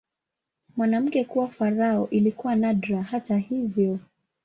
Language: Swahili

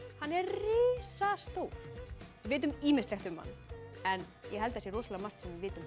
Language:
Icelandic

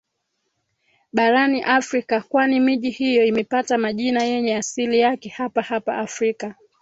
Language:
Swahili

